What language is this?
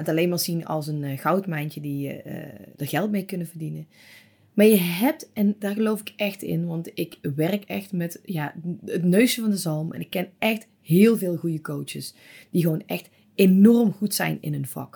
Dutch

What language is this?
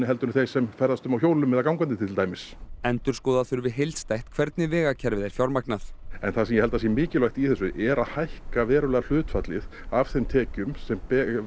Icelandic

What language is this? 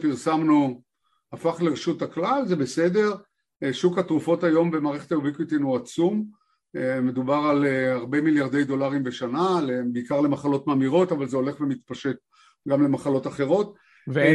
Hebrew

